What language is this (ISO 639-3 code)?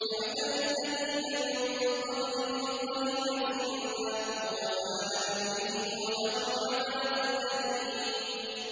ara